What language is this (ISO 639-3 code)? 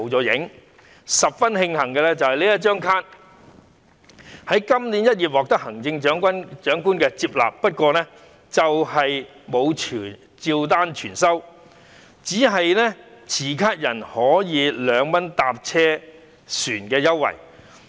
yue